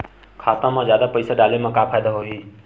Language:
Chhattisgarhi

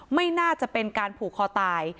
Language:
Thai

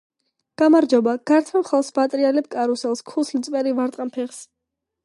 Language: Georgian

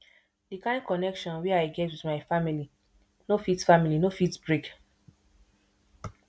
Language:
Nigerian Pidgin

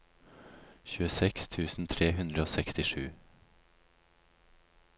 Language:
Norwegian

